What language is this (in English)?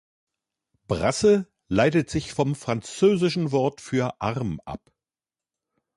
German